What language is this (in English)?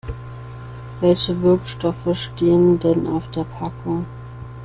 German